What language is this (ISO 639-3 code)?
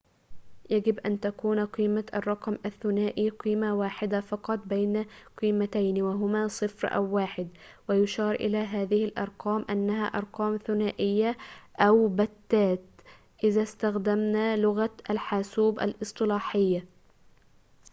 ara